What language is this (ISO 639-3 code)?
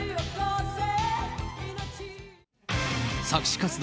jpn